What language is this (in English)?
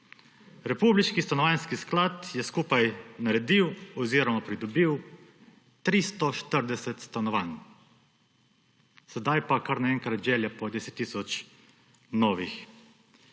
Slovenian